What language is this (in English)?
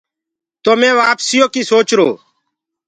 Gurgula